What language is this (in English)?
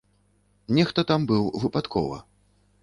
Belarusian